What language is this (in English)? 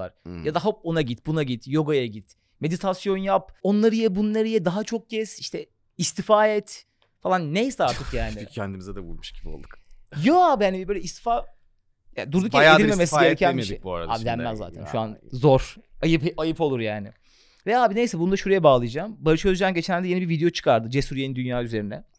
Turkish